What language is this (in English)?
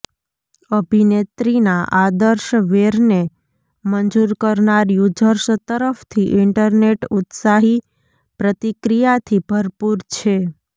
Gujarati